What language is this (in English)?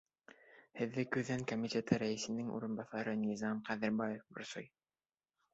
Bashkir